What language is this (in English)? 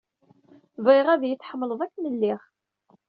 Kabyle